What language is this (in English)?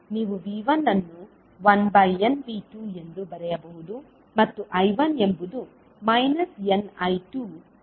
Kannada